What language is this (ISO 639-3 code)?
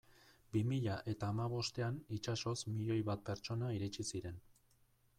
eus